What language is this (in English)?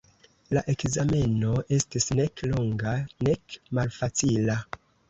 Esperanto